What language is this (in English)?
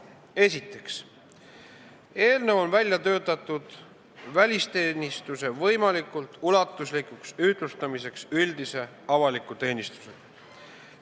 Estonian